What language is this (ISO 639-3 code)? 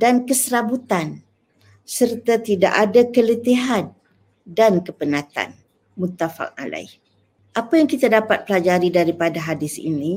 msa